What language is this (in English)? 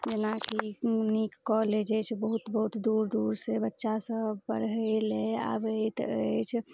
Maithili